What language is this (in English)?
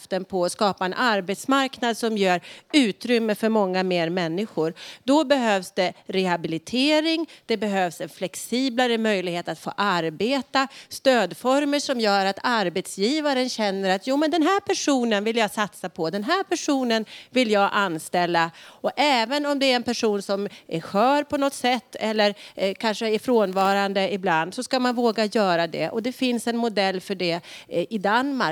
Swedish